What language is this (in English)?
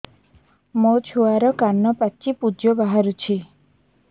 Odia